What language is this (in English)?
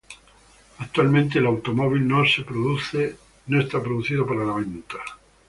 Spanish